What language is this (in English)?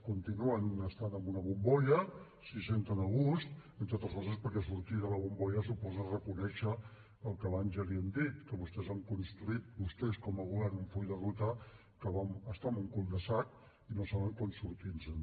Catalan